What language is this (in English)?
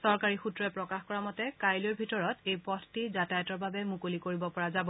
Assamese